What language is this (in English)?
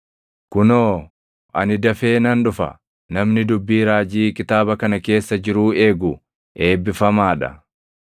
Oromo